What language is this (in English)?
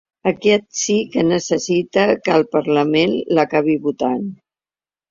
Catalan